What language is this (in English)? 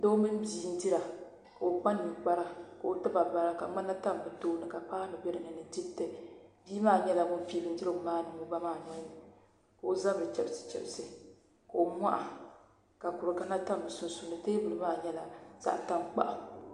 Dagbani